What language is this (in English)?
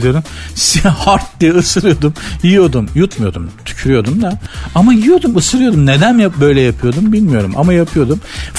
Turkish